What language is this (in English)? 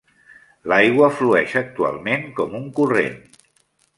Catalan